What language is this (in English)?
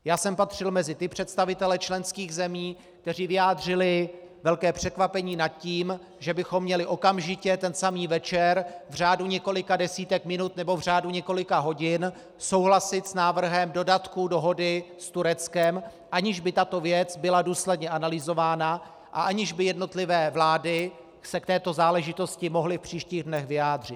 Czech